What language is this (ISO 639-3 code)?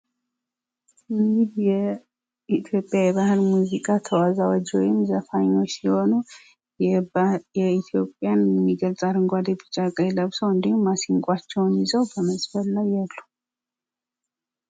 amh